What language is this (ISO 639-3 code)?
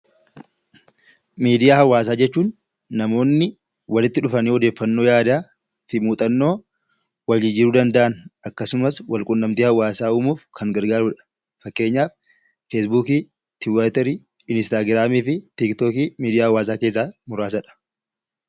orm